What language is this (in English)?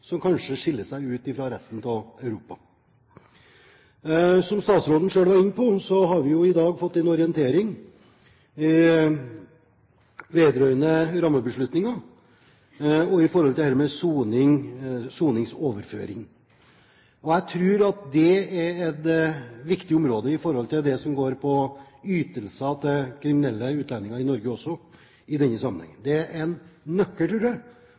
Norwegian Bokmål